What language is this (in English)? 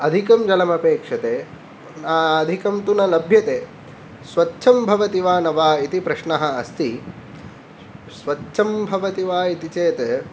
Sanskrit